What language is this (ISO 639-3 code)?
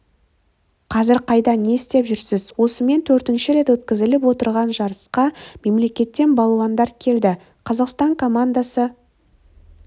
kaz